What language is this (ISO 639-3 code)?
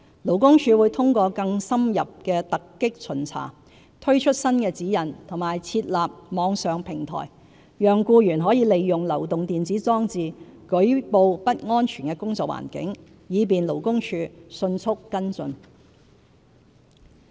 yue